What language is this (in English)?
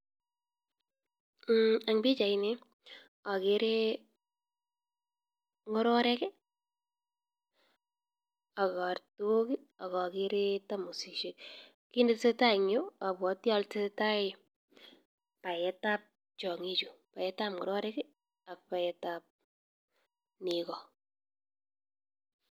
Kalenjin